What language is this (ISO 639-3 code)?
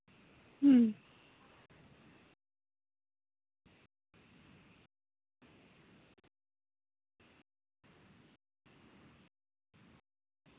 sat